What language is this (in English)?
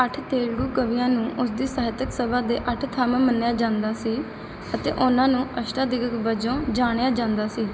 Punjabi